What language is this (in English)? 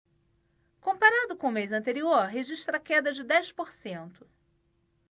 Portuguese